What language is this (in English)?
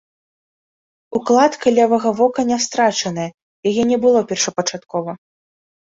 Belarusian